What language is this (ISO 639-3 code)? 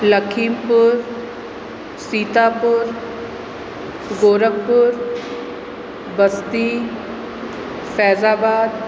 snd